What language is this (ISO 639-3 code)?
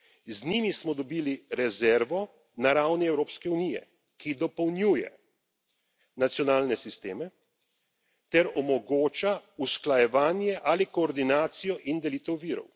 slv